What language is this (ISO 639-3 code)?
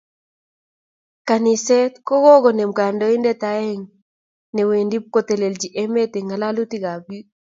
kln